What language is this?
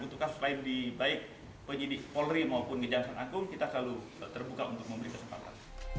Indonesian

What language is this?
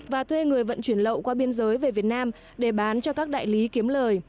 Vietnamese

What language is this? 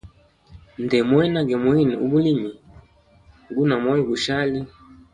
Hemba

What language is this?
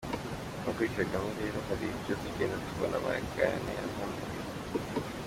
Kinyarwanda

